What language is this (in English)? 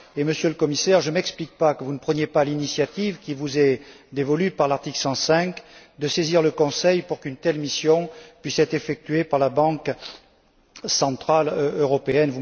French